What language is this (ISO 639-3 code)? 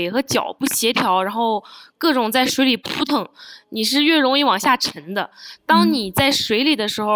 zho